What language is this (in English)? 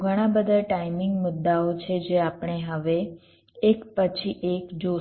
Gujarati